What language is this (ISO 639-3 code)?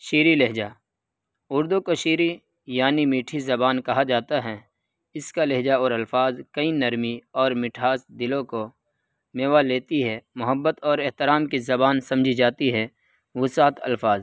urd